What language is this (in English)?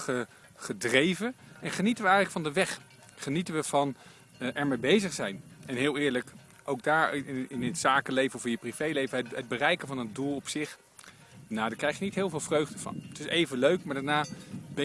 Dutch